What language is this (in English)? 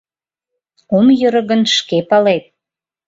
Mari